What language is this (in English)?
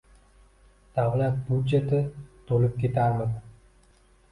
Uzbek